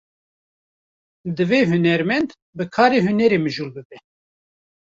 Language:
Kurdish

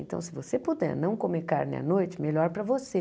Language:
Portuguese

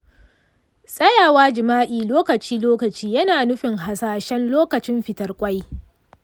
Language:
Hausa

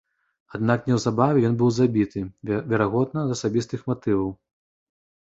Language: Belarusian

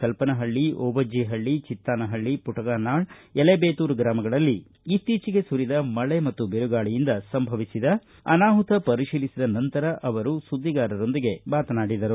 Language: Kannada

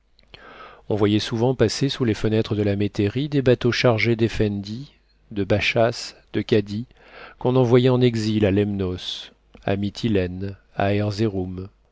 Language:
French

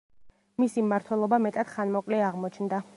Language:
Georgian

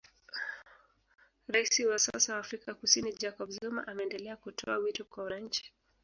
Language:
Swahili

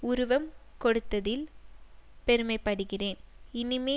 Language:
Tamil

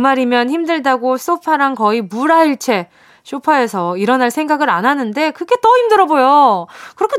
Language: Korean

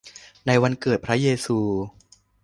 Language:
Thai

